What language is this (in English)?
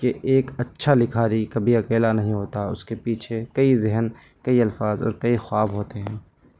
Urdu